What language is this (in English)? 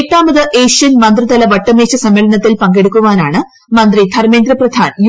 Malayalam